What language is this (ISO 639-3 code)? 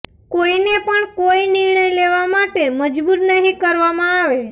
guj